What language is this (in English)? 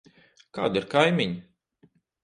Latvian